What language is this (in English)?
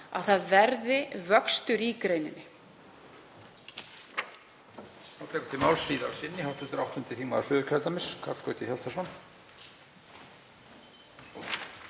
Icelandic